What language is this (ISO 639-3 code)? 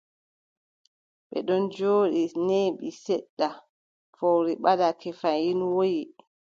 fub